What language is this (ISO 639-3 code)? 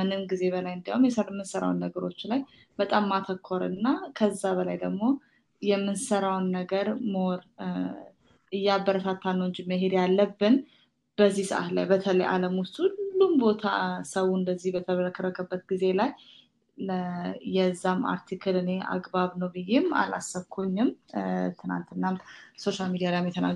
amh